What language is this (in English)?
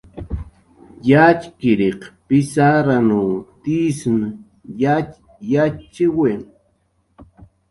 Jaqaru